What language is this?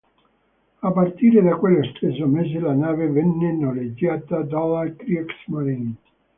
Italian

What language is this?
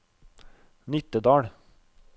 Norwegian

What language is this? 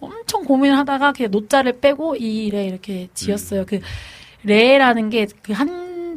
Korean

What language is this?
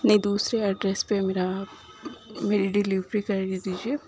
Urdu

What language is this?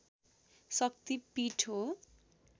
Nepali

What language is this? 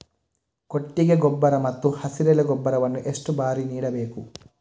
Kannada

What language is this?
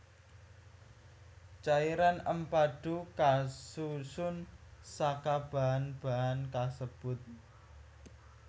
Javanese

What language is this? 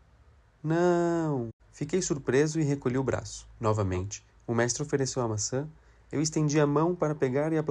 Portuguese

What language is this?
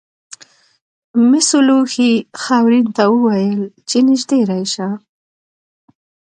Pashto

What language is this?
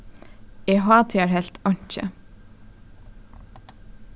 Faroese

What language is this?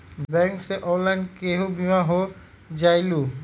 Magahi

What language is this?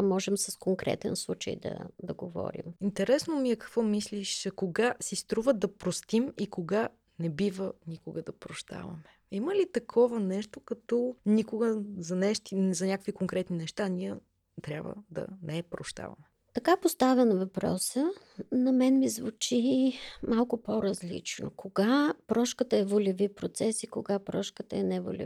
Bulgarian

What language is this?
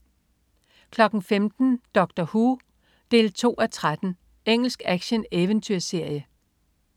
Danish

